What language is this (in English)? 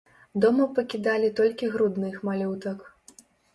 Belarusian